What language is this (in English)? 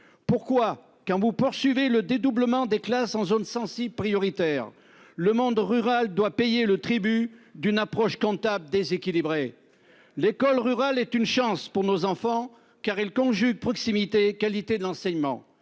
French